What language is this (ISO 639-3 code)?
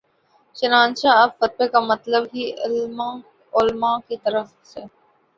urd